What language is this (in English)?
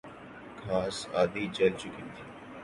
Urdu